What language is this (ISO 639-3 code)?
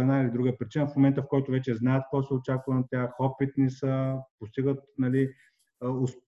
bul